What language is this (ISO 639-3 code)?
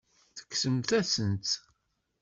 kab